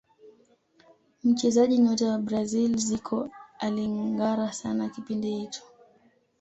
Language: Swahili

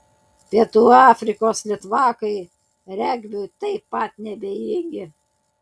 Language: Lithuanian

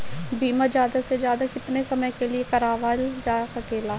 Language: Bhojpuri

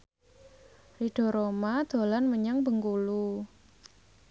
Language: Javanese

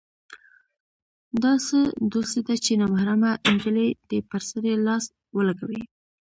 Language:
Pashto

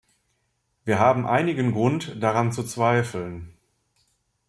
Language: German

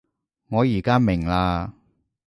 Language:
Cantonese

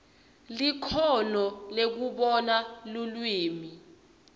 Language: Swati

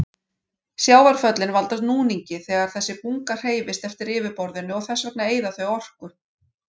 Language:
Icelandic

